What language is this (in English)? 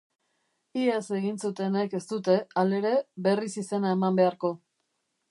Basque